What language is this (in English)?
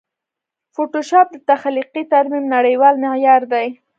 Pashto